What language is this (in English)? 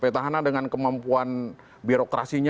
Indonesian